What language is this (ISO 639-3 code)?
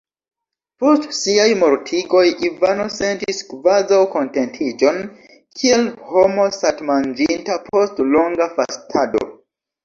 epo